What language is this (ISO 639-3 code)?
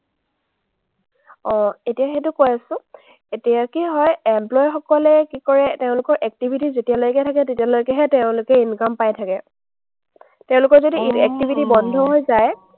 asm